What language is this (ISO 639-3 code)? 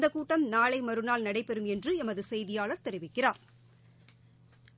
tam